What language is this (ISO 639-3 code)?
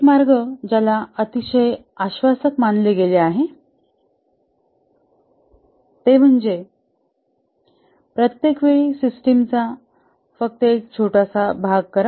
mar